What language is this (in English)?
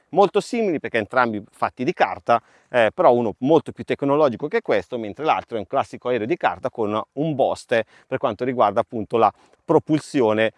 Italian